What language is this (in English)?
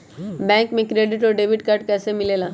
Magahi